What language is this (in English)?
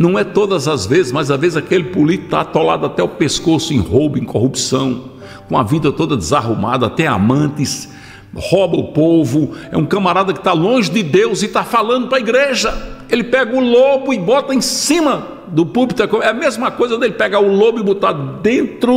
Portuguese